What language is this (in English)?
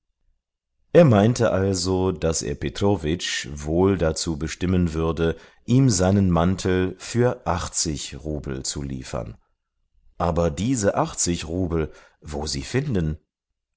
German